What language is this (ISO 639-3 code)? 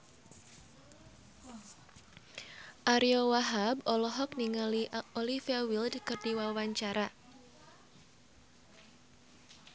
sun